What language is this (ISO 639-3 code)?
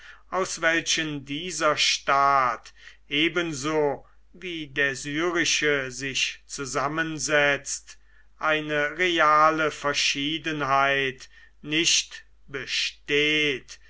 deu